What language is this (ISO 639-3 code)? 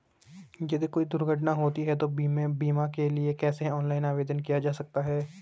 hin